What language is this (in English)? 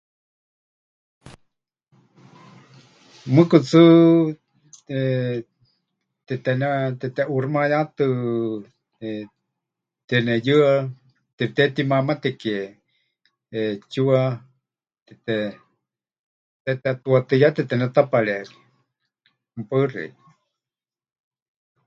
Huichol